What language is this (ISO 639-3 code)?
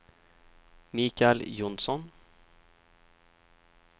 swe